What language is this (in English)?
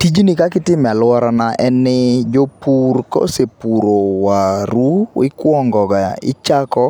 Luo (Kenya and Tanzania)